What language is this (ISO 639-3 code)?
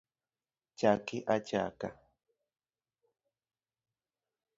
luo